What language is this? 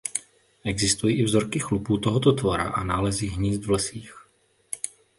Czech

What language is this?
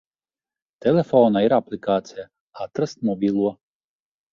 Latvian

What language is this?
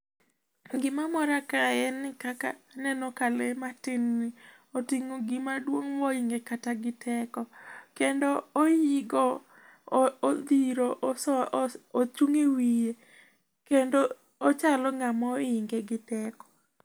Luo (Kenya and Tanzania)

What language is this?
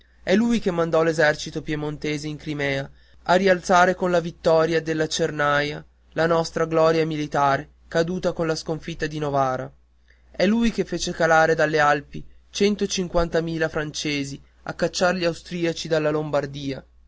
Italian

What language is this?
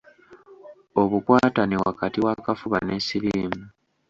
Ganda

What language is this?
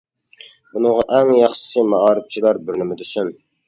Uyghur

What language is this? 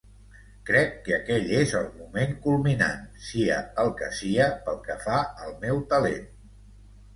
Catalan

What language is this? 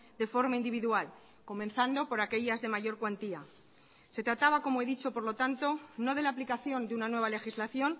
Spanish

